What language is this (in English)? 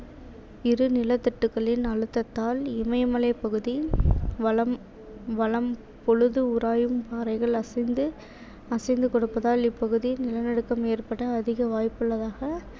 Tamil